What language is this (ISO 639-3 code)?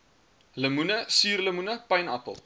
afr